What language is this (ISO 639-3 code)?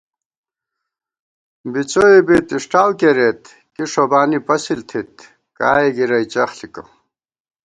gwt